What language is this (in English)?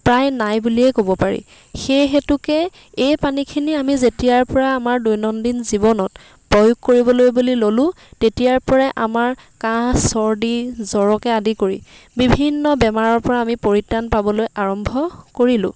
Assamese